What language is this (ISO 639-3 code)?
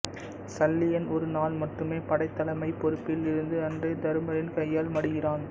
tam